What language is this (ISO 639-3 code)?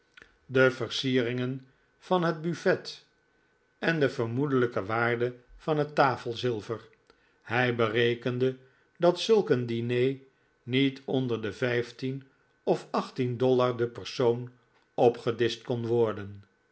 nld